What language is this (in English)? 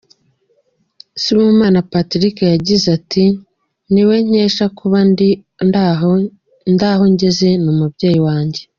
Kinyarwanda